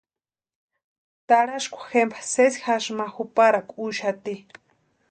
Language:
Western Highland Purepecha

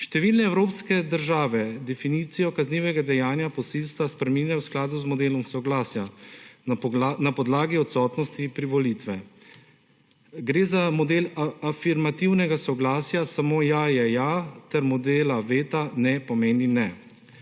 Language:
Slovenian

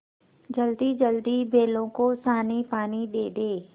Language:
Hindi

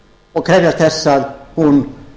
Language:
Icelandic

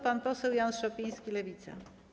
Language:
Polish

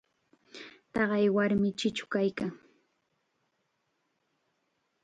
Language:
Chiquián Ancash Quechua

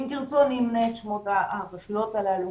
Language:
Hebrew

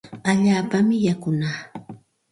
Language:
Santa Ana de Tusi Pasco Quechua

